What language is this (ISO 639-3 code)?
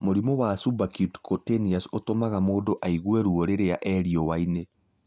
kik